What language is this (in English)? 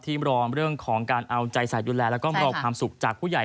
Thai